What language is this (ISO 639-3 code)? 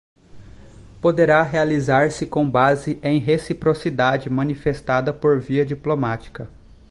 por